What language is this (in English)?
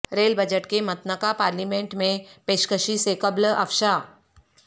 Urdu